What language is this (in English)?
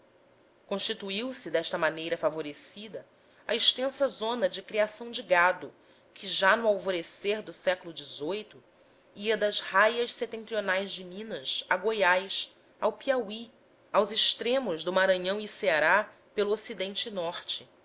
Portuguese